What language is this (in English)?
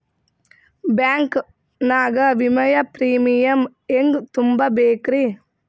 Kannada